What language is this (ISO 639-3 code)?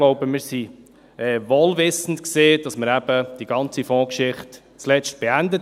gsw